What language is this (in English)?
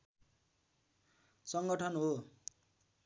Nepali